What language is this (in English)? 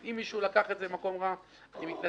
Hebrew